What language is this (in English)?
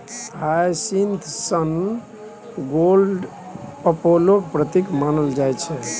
Maithili